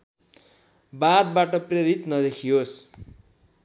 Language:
Nepali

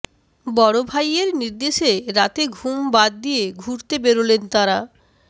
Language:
Bangla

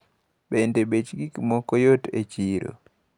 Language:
Luo (Kenya and Tanzania)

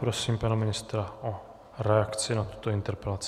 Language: Czech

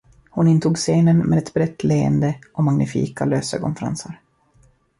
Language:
Swedish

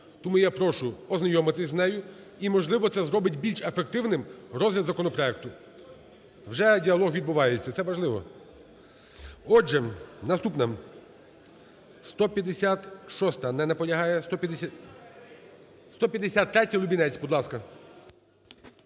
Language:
Ukrainian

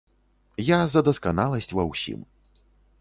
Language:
Belarusian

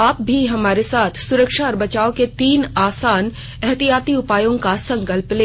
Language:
Hindi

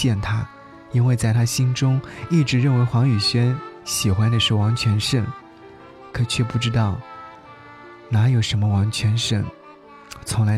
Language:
Chinese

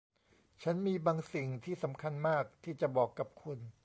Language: Thai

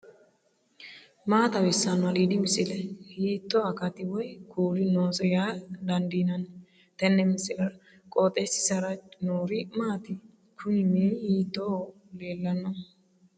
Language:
Sidamo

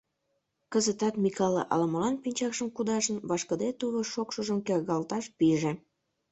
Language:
Mari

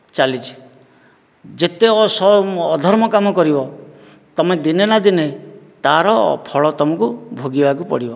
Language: Odia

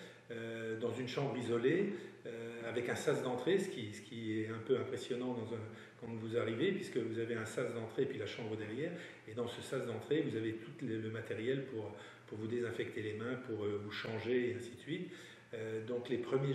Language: French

